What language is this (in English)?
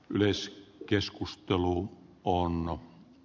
Finnish